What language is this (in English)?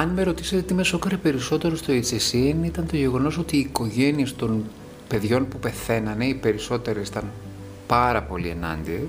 Greek